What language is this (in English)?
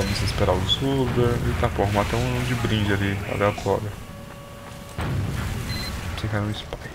Portuguese